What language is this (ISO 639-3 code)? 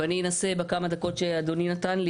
heb